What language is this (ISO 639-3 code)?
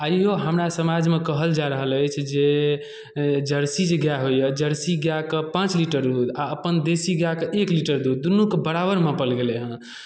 mai